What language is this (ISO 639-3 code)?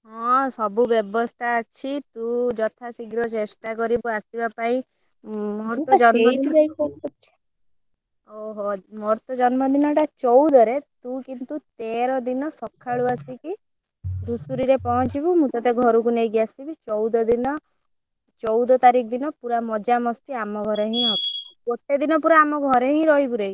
ori